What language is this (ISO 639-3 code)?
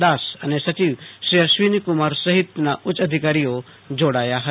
guj